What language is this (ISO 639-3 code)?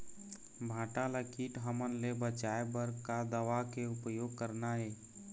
hne